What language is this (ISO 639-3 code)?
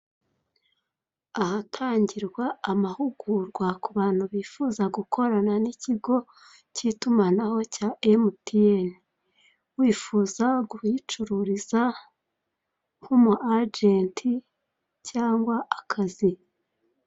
kin